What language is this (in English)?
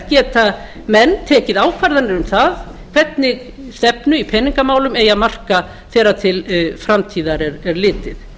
Icelandic